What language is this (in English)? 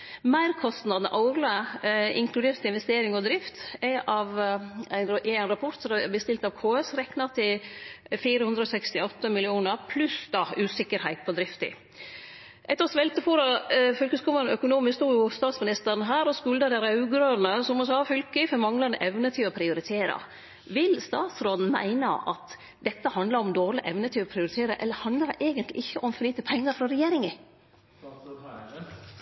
Norwegian Nynorsk